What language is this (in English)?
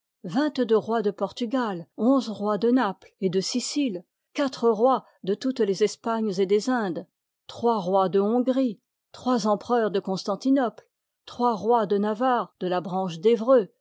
French